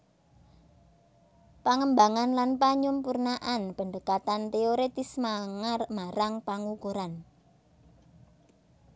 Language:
Javanese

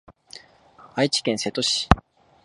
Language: Japanese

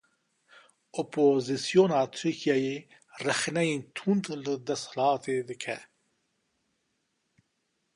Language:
Kurdish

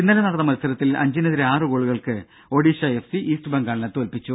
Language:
Malayalam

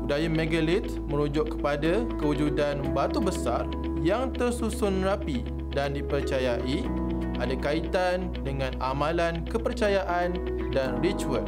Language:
Malay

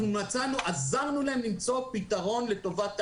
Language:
Hebrew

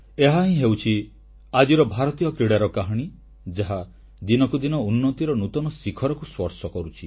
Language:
Odia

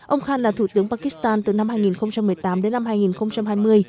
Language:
Vietnamese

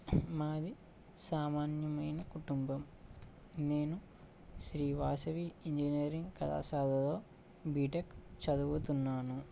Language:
Telugu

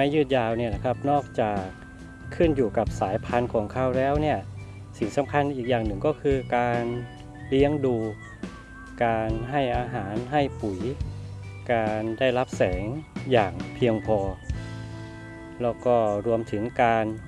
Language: Thai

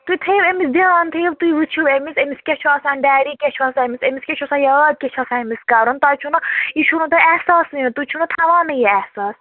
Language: Kashmiri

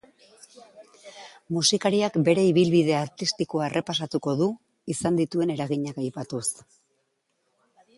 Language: Basque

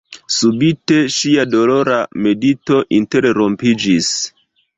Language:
Esperanto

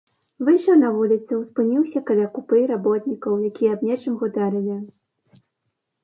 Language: Belarusian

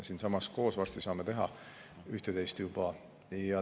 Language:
Estonian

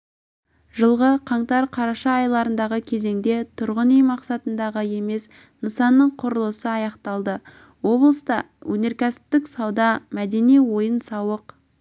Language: Kazakh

